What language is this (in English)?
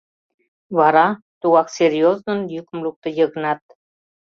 Mari